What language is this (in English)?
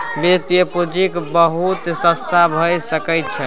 Maithili